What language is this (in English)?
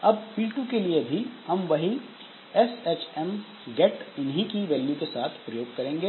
Hindi